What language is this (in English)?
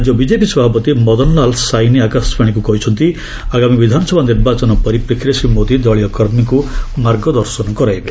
Odia